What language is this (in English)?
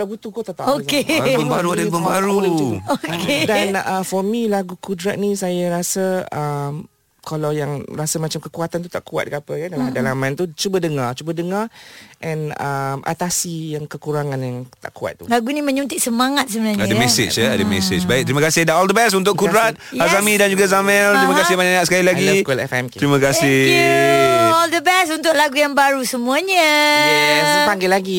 Malay